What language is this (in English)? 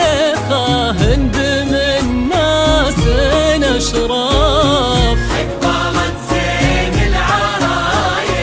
Arabic